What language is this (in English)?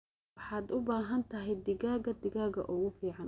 Somali